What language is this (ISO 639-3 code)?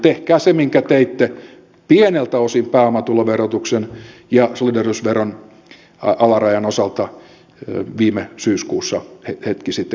fin